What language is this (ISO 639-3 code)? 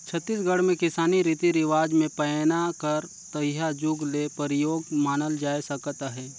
hne